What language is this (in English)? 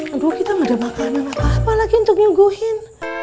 Indonesian